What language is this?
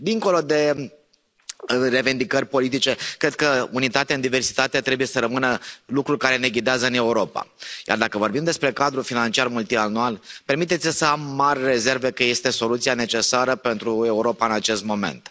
Romanian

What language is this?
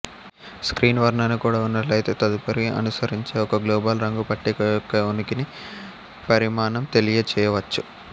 Telugu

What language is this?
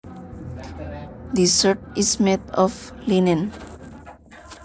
Javanese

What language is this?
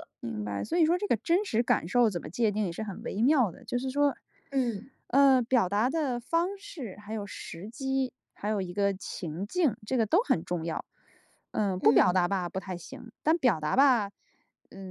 Chinese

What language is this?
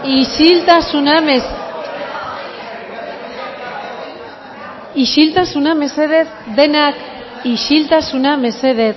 Basque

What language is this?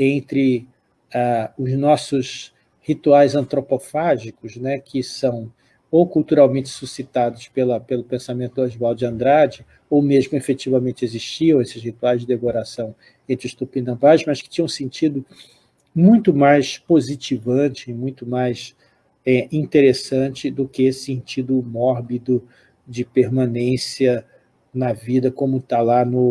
Portuguese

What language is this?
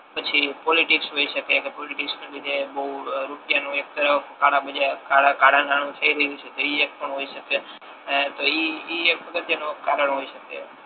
Gujarati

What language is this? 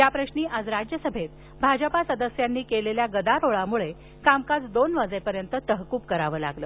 Marathi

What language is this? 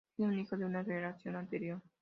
Spanish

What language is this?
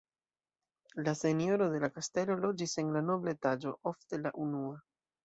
Esperanto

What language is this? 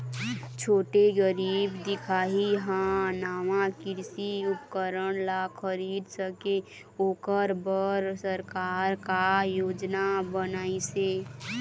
Chhattisgarhi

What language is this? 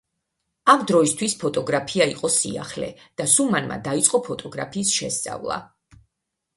Georgian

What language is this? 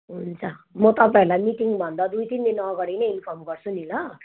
Nepali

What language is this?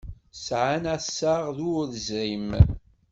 Kabyle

